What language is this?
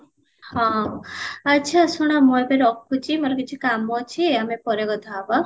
Odia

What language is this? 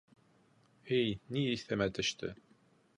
Bashkir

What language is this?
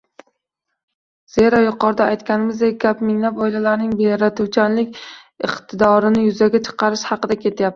Uzbek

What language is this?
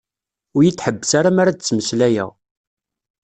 Kabyle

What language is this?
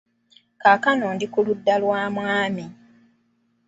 Ganda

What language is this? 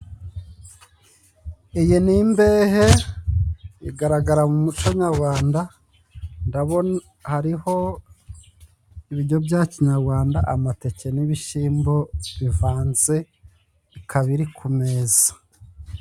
Kinyarwanda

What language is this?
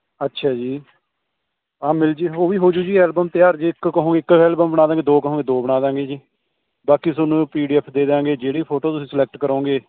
Punjabi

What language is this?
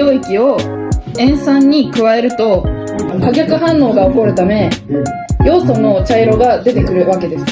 Japanese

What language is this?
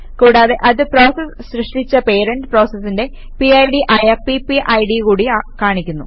Malayalam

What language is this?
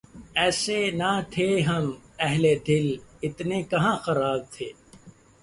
Urdu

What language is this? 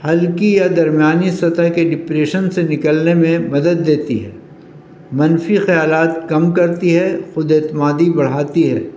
Urdu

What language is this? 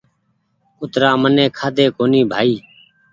Goaria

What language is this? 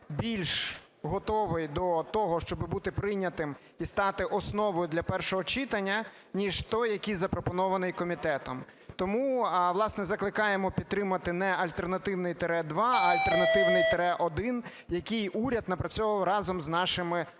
Ukrainian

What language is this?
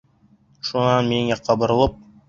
Bashkir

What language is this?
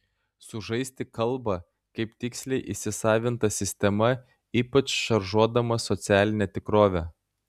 Lithuanian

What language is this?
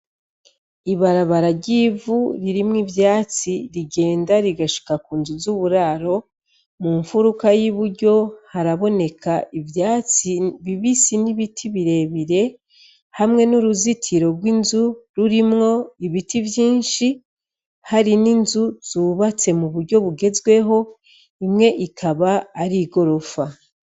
Rundi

